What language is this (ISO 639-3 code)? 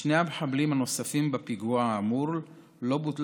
heb